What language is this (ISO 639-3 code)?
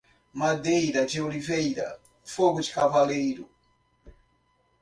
por